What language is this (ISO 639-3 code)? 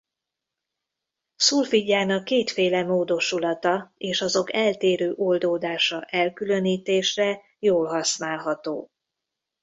hun